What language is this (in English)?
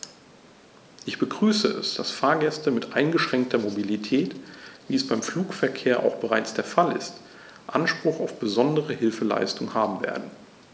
German